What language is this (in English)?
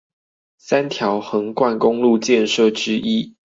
Chinese